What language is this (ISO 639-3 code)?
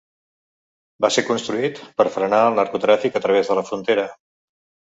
cat